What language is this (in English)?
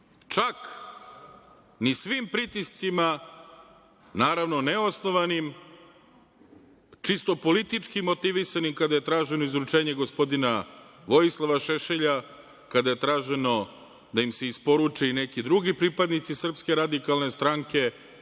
Serbian